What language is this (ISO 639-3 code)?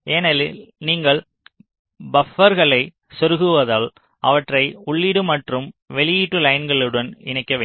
tam